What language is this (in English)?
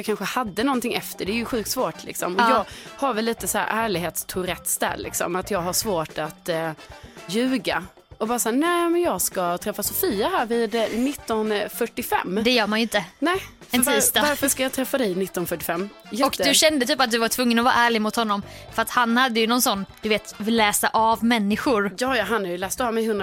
Swedish